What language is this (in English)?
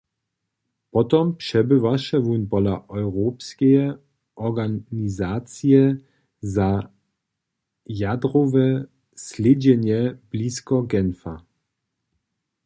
Upper Sorbian